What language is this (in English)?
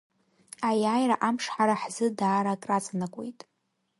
Abkhazian